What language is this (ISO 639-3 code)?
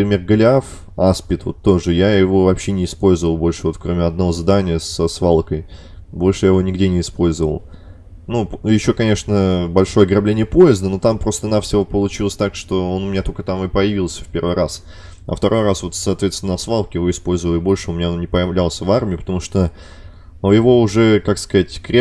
rus